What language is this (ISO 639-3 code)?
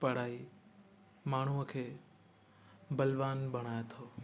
snd